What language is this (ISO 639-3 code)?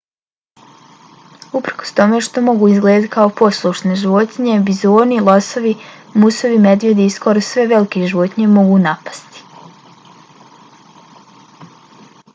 bos